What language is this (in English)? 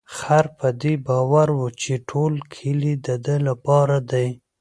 Pashto